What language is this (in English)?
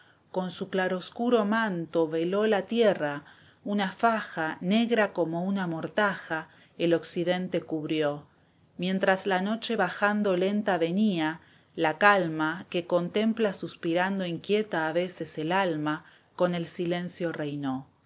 Spanish